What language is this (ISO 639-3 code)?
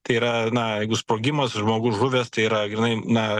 lit